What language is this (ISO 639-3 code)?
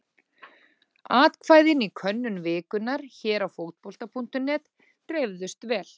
isl